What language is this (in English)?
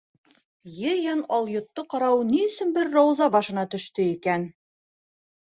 Bashkir